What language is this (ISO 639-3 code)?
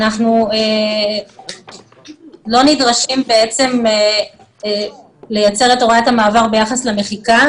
heb